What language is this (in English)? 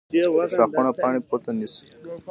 Pashto